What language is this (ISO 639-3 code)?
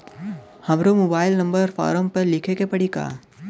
bho